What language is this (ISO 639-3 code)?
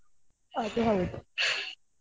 kan